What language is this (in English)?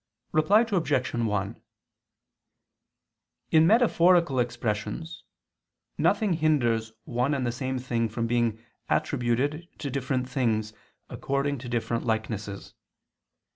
English